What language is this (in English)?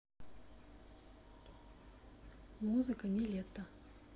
Russian